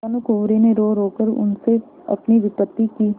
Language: Hindi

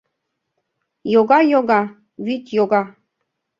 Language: Mari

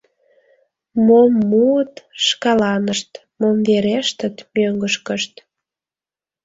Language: Mari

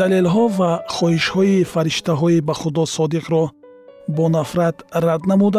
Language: Persian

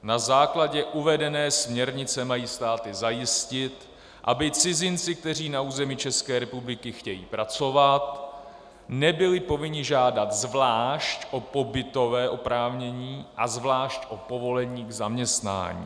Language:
Czech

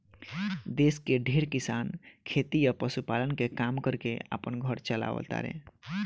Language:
Bhojpuri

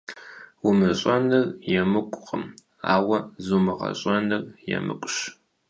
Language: Kabardian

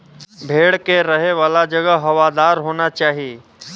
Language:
Bhojpuri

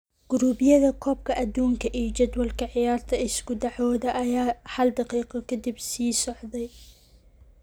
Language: Somali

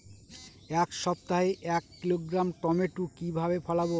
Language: Bangla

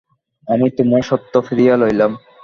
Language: Bangla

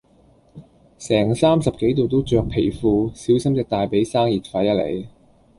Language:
Cantonese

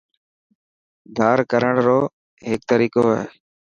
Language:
Dhatki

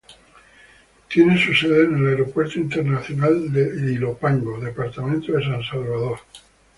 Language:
Spanish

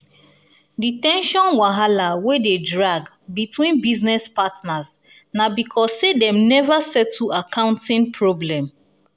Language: Nigerian Pidgin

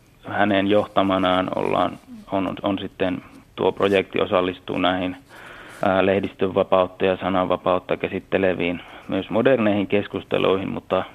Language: Finnish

